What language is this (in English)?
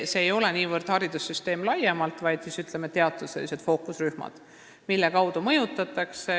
Estonian